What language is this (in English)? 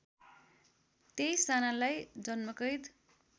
Nepali